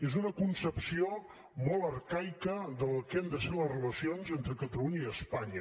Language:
Catalan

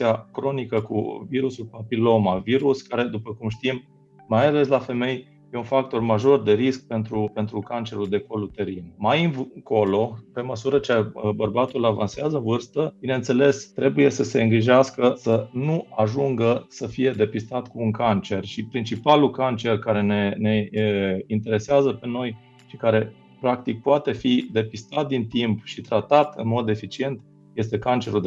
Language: Romanian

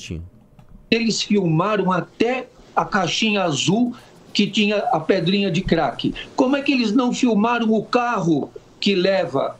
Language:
Portuguese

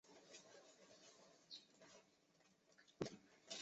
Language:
Chinese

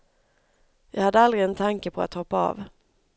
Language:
Swedish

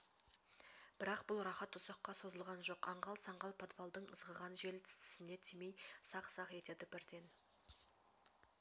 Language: Kazakh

